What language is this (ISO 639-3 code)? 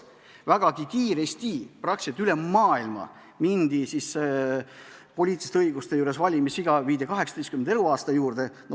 est